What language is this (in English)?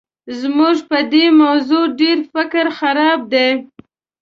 Pashto